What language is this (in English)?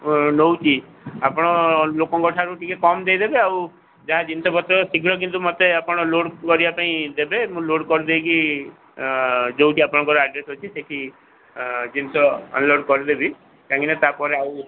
Odia